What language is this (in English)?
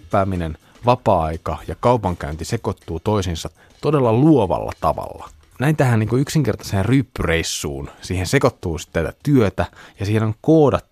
Finnish